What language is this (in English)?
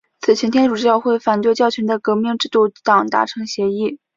Chinese